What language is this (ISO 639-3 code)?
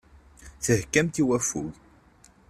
kab